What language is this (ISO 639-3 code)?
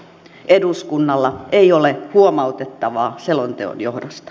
fin